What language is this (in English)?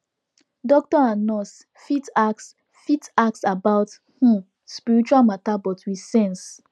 Nigerian Pidgin